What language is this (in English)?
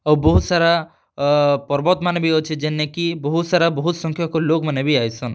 Odia